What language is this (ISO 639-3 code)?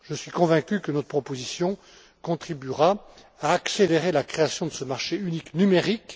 fra